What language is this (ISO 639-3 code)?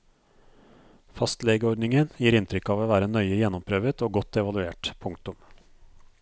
nor